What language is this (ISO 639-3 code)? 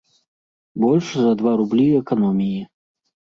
bel